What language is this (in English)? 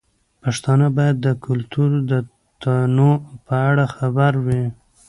Pashto